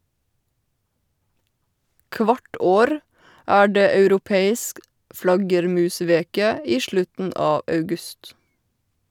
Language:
Norwegian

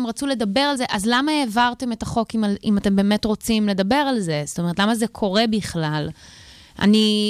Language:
Hebrew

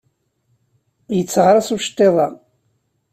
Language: Kabyle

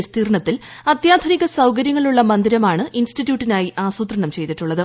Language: Malayalam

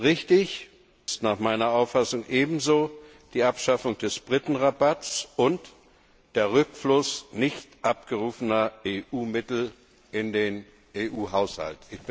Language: German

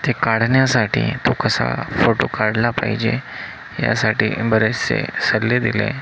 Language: Marathi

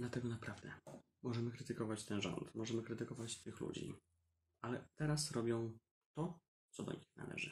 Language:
Polish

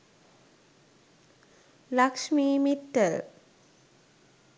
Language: Sinhala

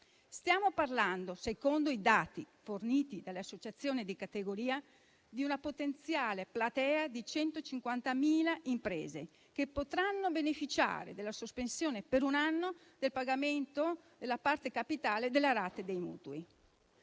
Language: Italian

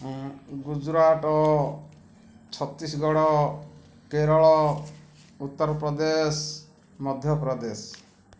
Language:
Odia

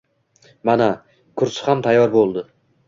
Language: Uzbek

